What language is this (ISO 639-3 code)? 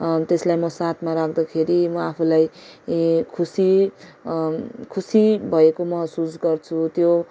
nep